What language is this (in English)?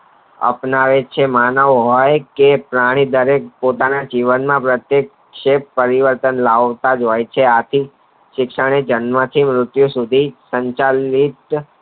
Gujarati